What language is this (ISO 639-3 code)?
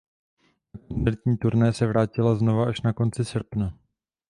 ces